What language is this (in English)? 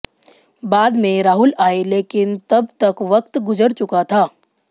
Hindi